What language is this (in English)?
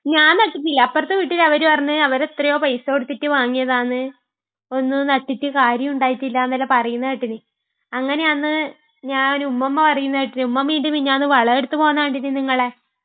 Malayalam